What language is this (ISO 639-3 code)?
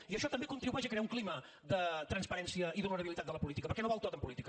cat